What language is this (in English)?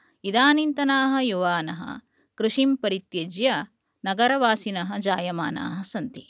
Sanskrit